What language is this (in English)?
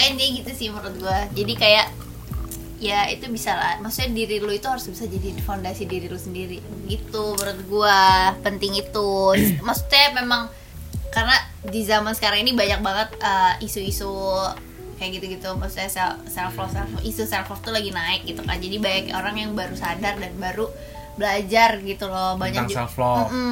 Indonesian